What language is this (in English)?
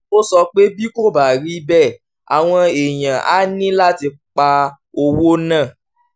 Yoruba